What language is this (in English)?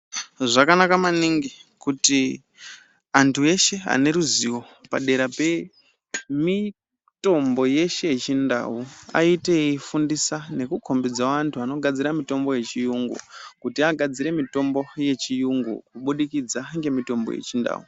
Ndau